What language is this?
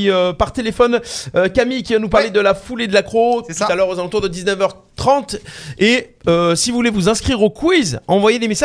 French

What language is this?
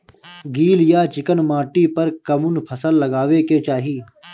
Bhojpuri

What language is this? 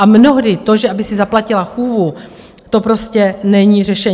Czech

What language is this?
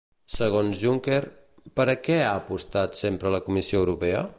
Catalan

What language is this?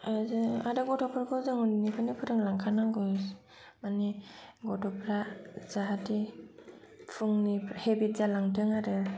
Bodo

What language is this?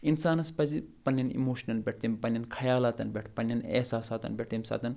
Kashmiri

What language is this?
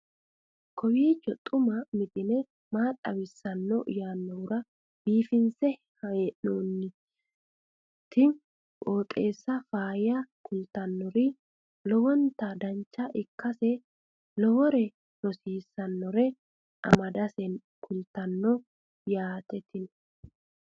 Sidamo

